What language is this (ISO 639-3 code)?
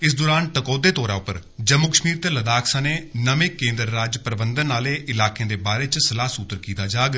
doi